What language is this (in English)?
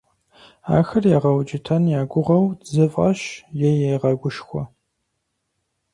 Kabardian